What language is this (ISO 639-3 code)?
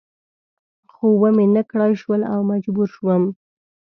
pus